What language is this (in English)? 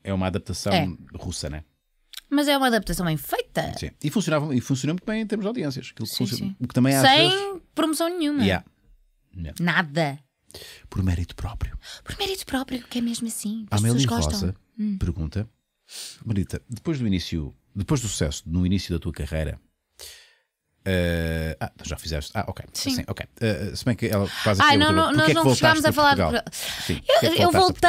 Portuguese